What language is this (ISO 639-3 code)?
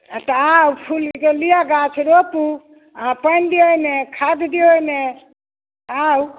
mai